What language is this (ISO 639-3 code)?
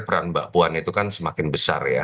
ind